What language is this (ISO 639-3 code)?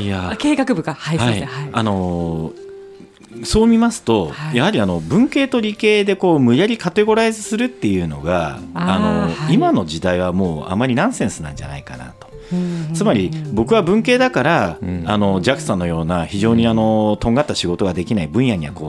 jpn